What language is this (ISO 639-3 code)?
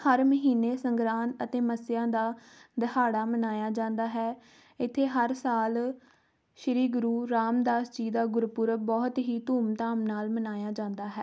pan